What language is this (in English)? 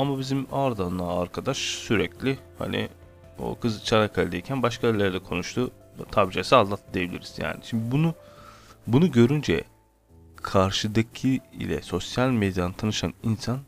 Turkish